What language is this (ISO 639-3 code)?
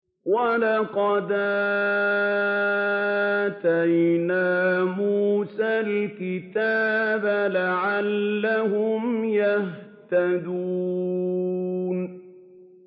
ara